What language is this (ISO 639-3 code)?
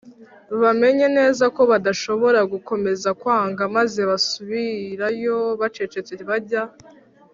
kin